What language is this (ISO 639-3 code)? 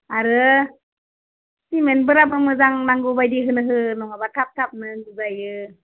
brx